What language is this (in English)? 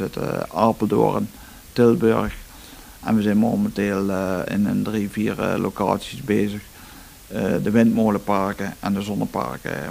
Dutch